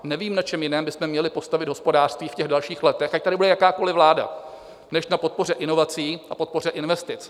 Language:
Czech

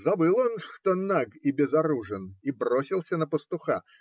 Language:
Russian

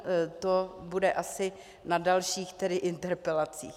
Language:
Czech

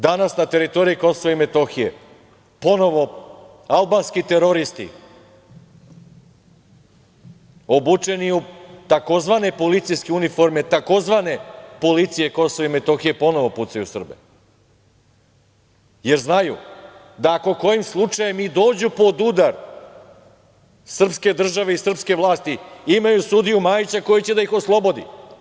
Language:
Serbian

